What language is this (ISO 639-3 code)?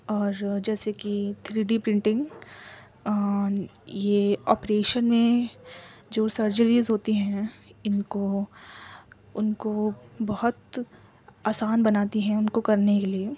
urd